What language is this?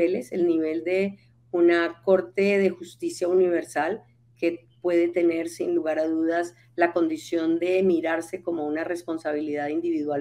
Spanish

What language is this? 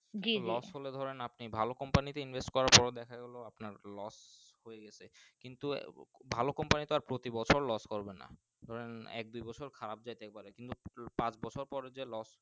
Bangla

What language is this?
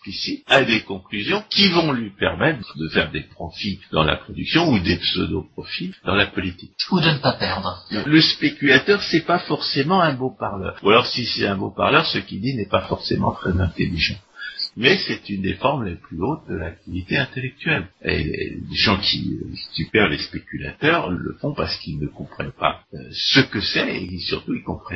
French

